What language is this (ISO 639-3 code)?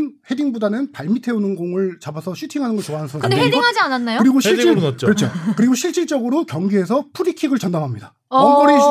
kor